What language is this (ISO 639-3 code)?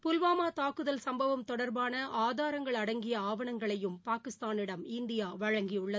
tam